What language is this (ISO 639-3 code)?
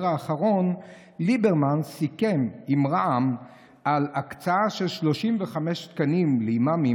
heb